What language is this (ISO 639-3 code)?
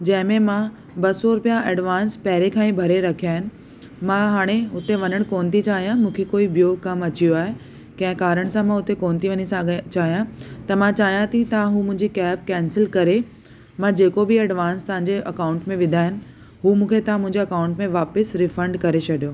snd